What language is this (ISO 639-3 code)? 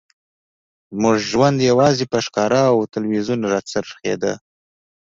pus